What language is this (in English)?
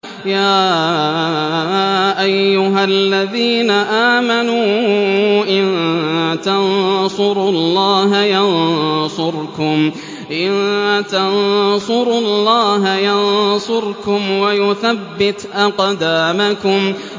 Arabic